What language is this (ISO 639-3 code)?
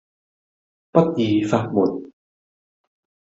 yue